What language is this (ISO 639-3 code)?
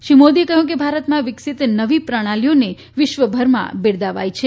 guj